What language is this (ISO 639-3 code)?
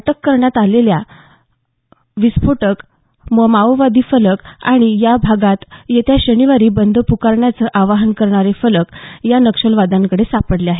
mar